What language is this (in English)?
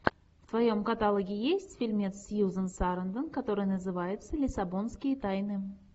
Russian